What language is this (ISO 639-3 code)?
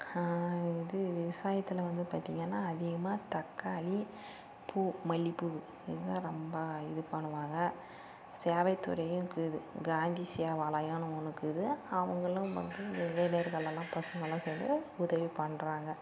tam